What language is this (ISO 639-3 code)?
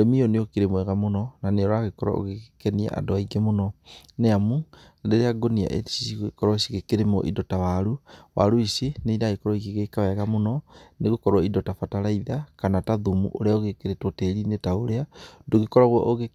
kik